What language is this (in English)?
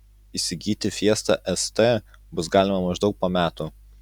Lithuanian